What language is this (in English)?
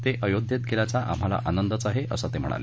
Marathi